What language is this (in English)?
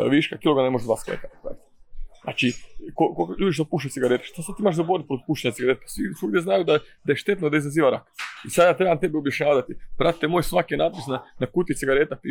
Croatian